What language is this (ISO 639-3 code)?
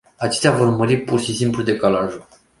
ron